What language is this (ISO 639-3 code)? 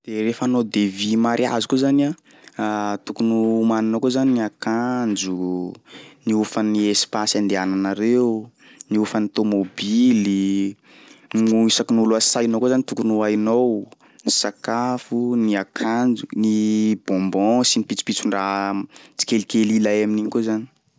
skg